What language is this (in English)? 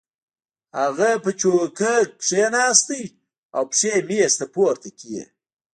Pashto